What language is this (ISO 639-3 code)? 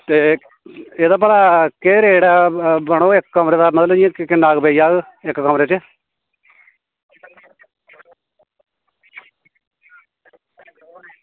doi